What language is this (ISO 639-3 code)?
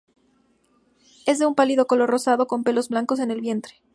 spa